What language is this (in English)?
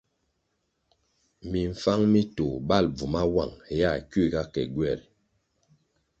Kwasio